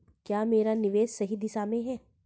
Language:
Hindi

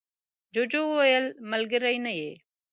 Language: Pashto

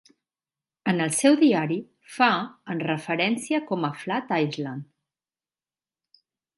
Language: Catalan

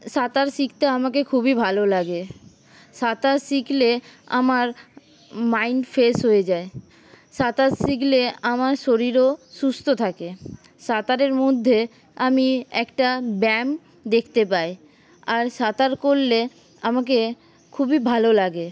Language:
Bangla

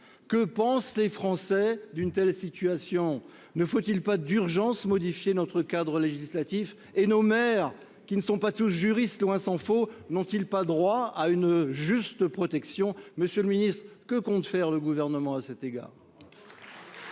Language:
French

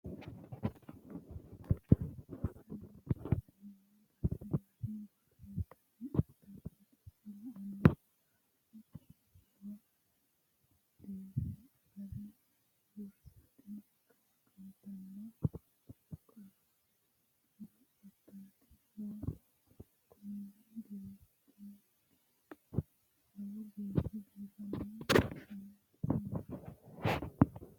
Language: Sidamo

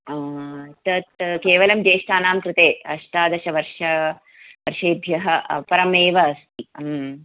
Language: Sanskrit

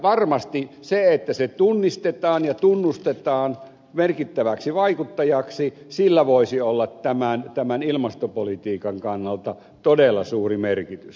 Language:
Finnish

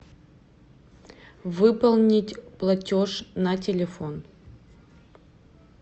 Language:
Russian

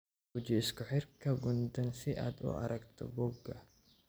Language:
Somali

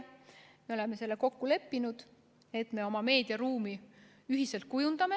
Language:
Estonian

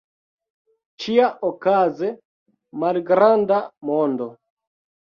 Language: Esperanto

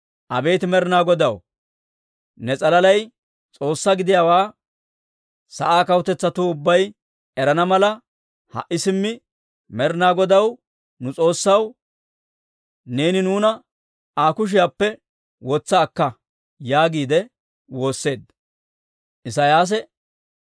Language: Dawro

